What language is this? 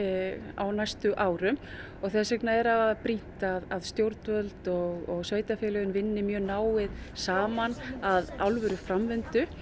Icelandic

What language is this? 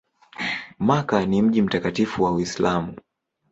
Swahili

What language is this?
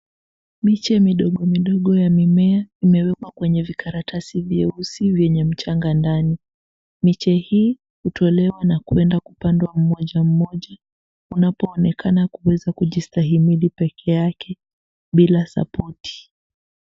Swahili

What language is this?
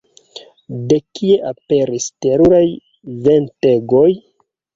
Esperanto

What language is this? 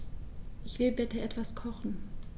German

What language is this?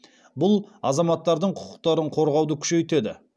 Kazakh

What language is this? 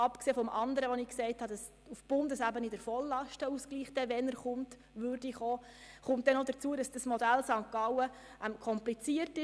Swiss German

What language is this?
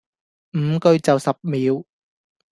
Cantonese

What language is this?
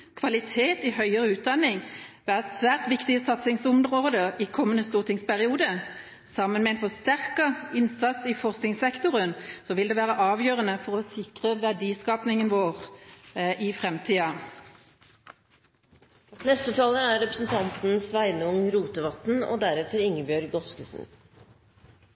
Norwegian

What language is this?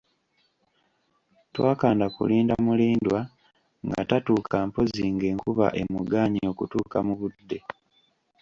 Ganda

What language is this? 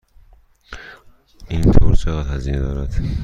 Persian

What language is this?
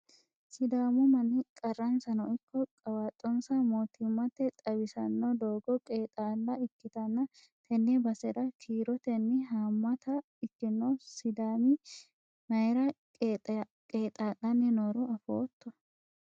Sidamo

